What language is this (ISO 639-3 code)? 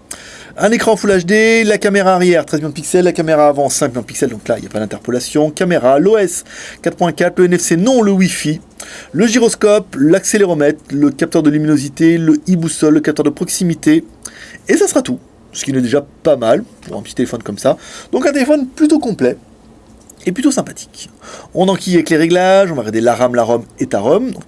fra